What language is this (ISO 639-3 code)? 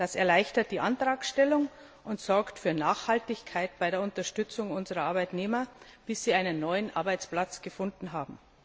deu